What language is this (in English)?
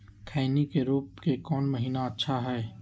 Magahi